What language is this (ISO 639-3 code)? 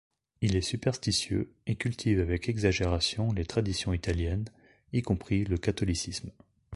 fra